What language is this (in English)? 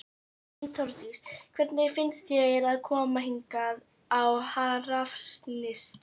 Icelandic